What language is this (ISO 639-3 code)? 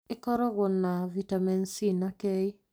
kik